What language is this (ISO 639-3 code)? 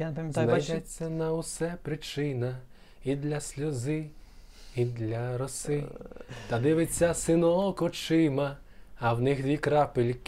ukr